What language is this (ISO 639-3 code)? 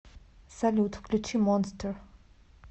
rus